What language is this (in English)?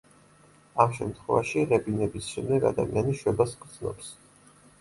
Georgian